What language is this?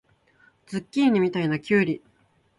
Japanese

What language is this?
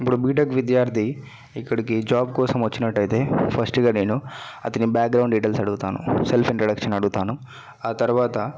Telugu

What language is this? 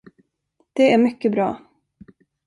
Swedish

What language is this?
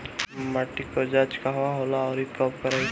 Bhojpuri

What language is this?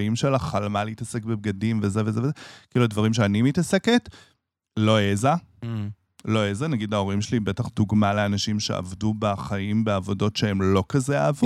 Hebrew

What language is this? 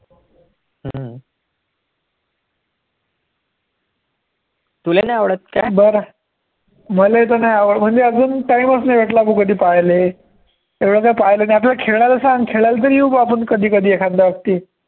Marathi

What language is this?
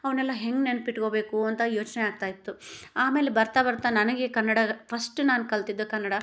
Kannada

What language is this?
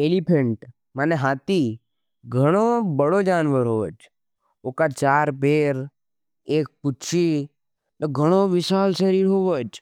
Nimadi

